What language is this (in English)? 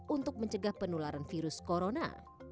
Indonesian